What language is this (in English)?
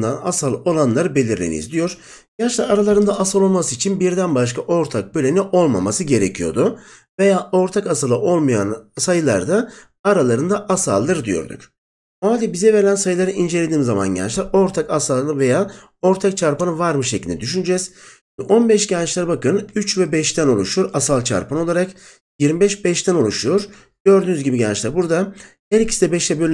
Turkish